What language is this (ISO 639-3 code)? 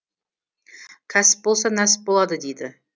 kaz